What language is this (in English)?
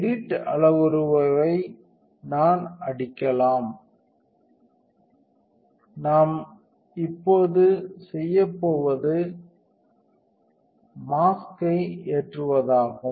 Tamil